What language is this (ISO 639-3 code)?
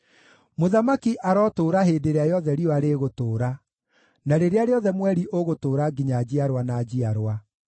kik